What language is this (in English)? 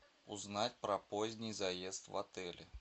Russian